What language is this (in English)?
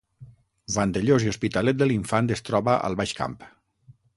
Catalan